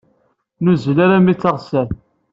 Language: Kabyle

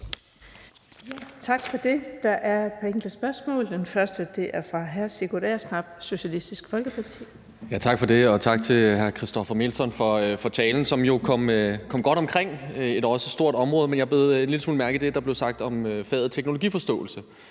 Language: Danish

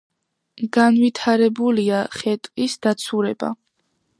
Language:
Georgian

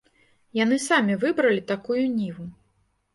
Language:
Belarusian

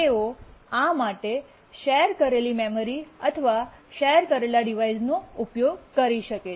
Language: Gujarati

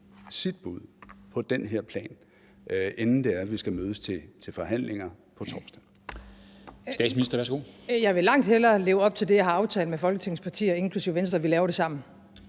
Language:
Danish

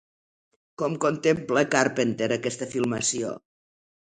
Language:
Catalan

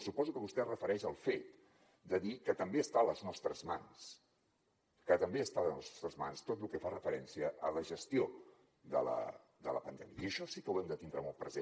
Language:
Catalan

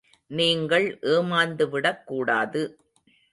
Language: Tamil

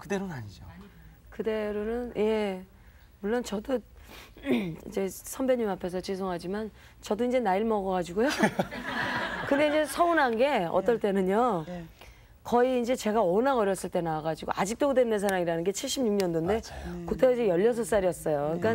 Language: Korean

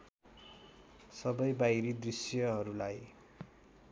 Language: Nepali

